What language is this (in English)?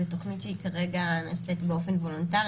Hebrew